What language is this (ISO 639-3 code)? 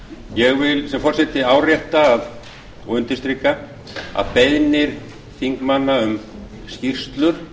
isl